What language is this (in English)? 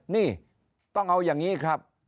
Thai